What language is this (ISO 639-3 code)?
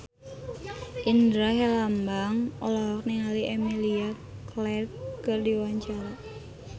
sun